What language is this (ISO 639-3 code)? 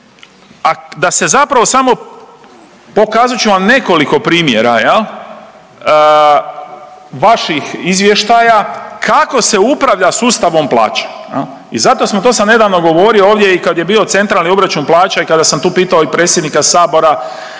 hrv